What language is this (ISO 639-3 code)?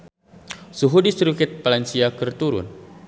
sun